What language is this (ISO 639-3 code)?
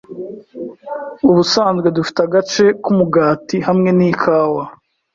kin